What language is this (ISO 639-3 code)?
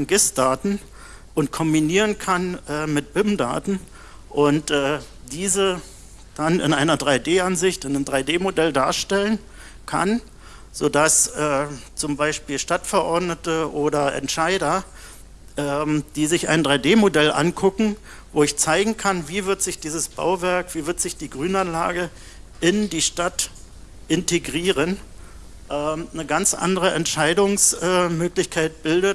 deu